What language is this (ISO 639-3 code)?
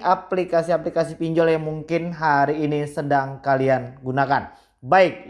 ind